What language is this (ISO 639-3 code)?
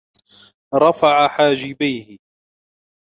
ara